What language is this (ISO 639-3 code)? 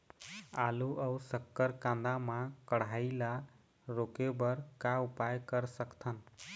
hne